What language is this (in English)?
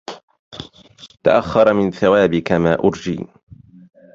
Arabic